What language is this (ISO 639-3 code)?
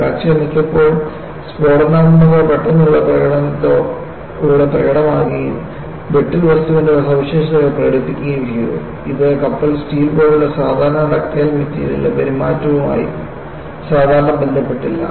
mal